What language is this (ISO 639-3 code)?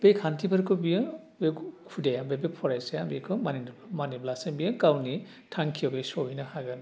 brx